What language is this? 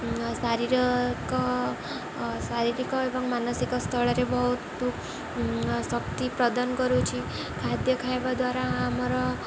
Odia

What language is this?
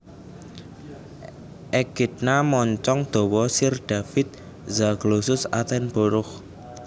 Javanese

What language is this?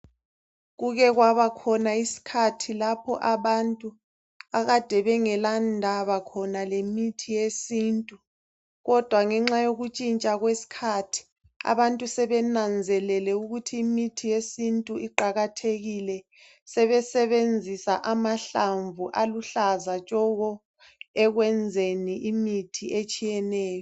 North Ndebele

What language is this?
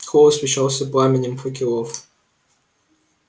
Russian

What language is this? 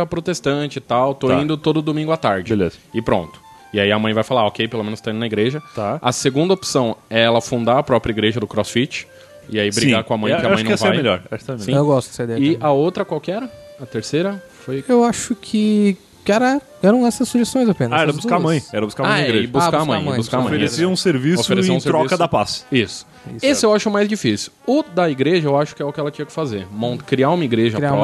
Portuguese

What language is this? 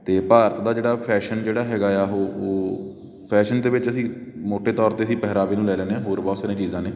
Punjabi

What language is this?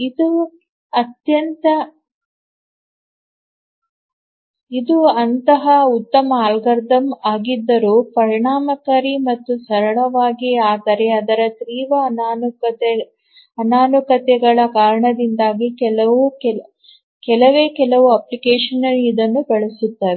Kannada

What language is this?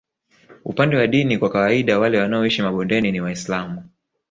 Swahili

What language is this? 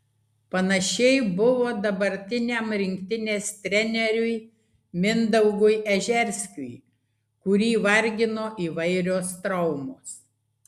Lithuanian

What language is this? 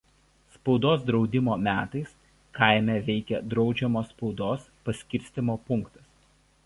Lithuanian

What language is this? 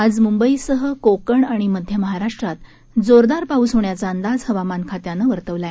Marathi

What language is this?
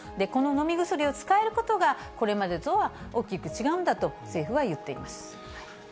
Japanese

